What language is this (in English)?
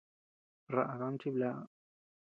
Tepeuxila Cuicatec